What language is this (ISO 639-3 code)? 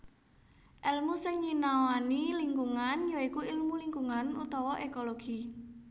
jav